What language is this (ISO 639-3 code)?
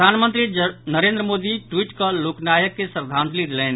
mai